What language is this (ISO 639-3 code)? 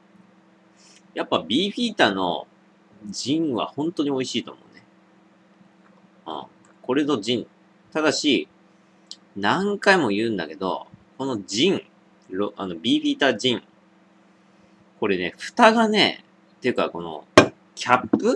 jpn